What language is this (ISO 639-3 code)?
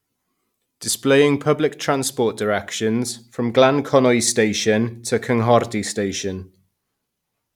eng